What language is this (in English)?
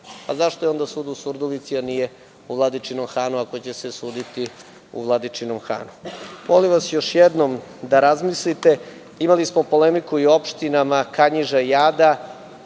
Serbian